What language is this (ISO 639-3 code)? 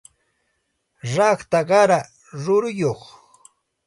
qxt